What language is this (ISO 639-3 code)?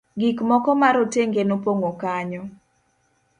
luo